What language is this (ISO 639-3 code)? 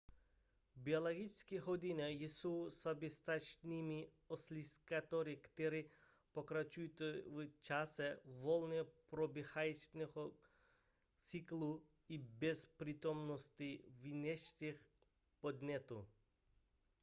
ces